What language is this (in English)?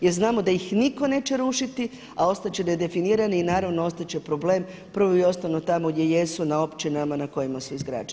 Croatian